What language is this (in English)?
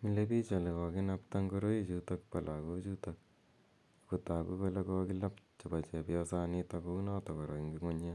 Kalenjin